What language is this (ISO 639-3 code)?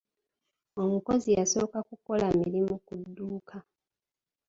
lug